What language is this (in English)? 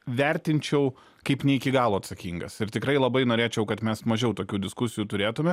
Lithuanian